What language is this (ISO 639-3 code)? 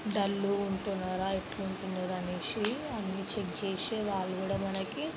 tel